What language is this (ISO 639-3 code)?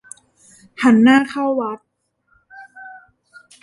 tha